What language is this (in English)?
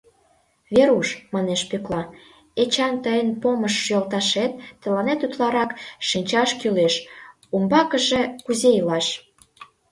Mari